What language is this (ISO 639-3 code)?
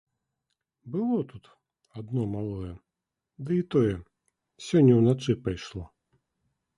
bel